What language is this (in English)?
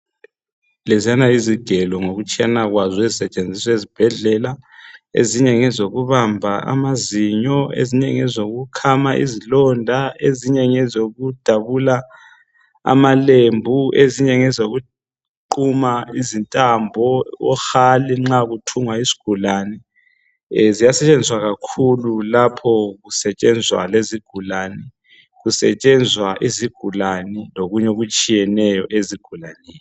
North Ndebele